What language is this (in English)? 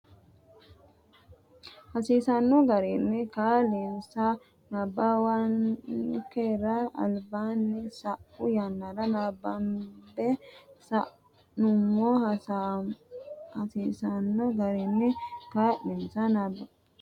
Sidamo